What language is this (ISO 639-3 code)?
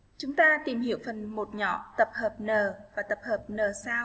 vie